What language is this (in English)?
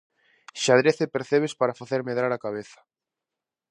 Galician